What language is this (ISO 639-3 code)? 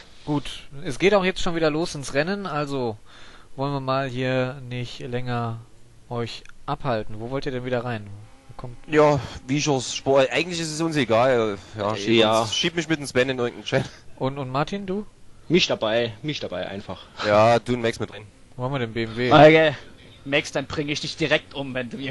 deu